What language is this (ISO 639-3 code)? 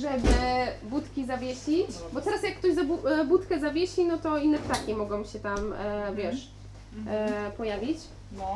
pol